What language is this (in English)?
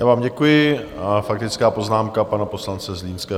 Czech